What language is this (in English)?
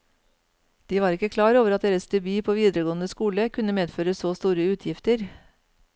Norwegian